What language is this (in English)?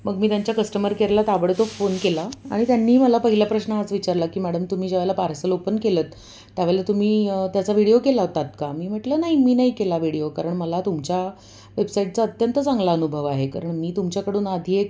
Marathi